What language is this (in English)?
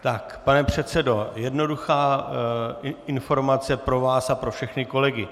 Czech